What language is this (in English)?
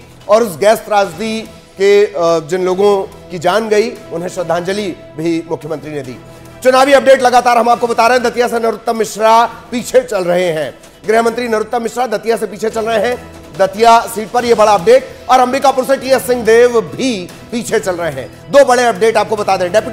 Hindi